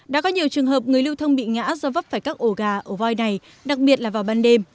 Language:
Vietnamese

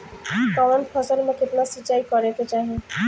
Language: Bhojpuri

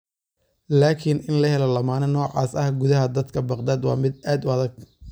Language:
Somali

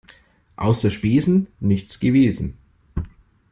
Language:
German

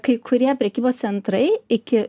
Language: Lithuanian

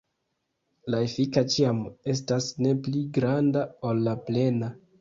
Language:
Esperanto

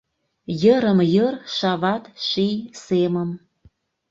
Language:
Mari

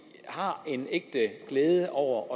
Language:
Danish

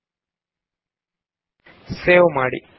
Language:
Kannada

